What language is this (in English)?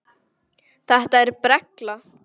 Icelandic